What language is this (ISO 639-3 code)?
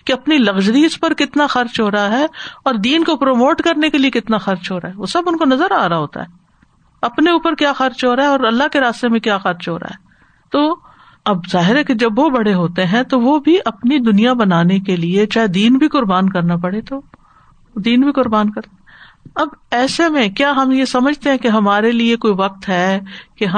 urd